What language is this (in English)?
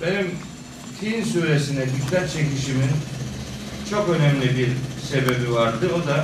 Turkish